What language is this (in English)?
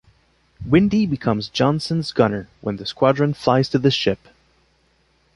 English